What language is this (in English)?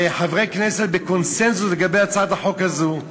Hebrew